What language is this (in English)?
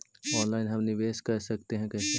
Magahi